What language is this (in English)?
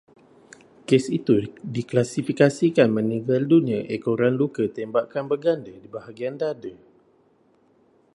Malay